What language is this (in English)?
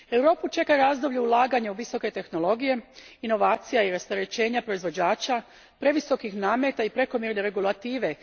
Croatian